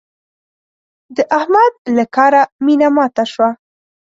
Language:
Pashto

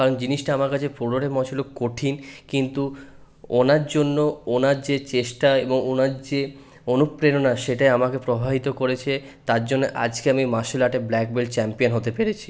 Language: Bangla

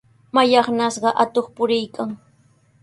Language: Sihuas Ancash Quechua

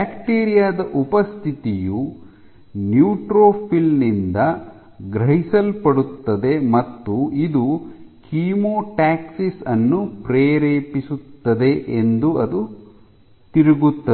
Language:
Kannada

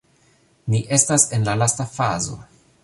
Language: Esperanto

